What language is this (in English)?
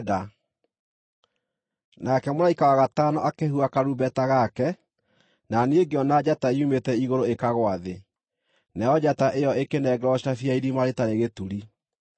Kikuyu